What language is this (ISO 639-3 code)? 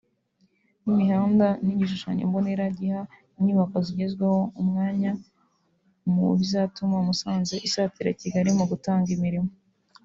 kin